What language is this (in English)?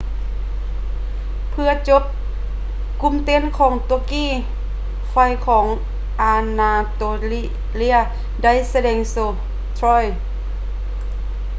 Lao